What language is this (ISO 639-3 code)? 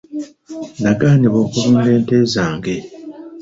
lug